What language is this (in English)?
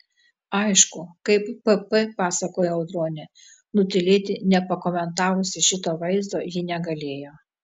Lithuanian